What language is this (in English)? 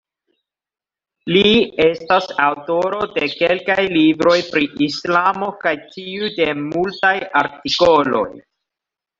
Esperanto